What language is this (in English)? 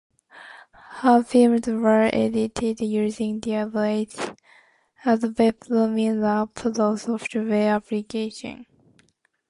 English